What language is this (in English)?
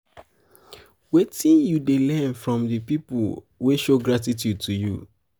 Nigerian Pidgin